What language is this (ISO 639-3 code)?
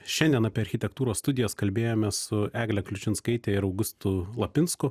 lit